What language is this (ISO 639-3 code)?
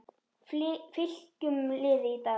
isl